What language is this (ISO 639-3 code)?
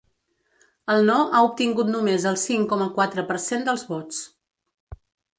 cat